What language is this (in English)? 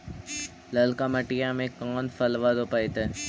Magahi